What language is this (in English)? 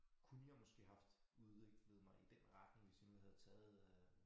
Danish